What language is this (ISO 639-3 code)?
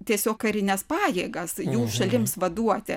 lit